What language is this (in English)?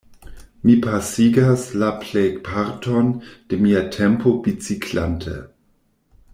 Esperanto